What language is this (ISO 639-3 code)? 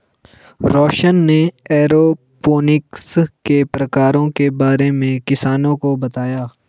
hin